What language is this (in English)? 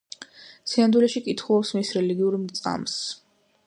Georgian